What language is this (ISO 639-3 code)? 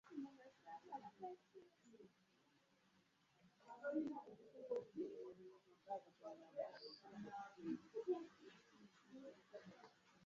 lug